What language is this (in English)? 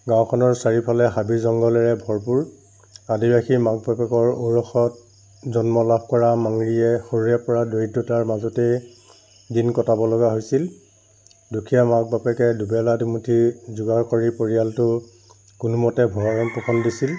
Assamese